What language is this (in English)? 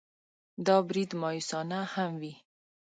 Pashto